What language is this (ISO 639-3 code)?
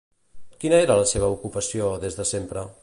cat